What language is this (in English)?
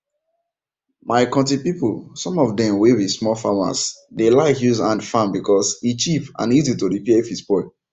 Nigerian Pidgin